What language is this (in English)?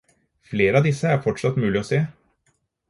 Norwegian Bokmål